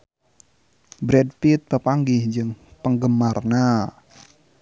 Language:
Sundanese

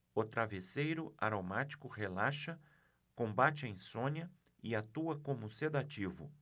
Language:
Portuguese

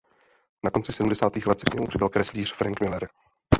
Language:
Czech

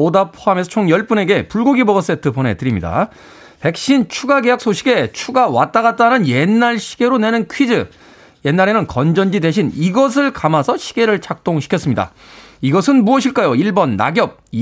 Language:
Korean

